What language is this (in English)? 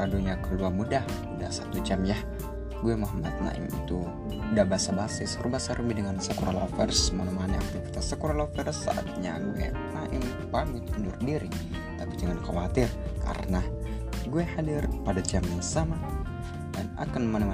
Indonesian